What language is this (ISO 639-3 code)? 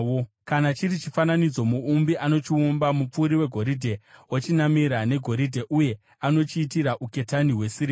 sna